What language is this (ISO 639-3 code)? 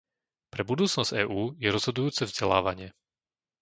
slk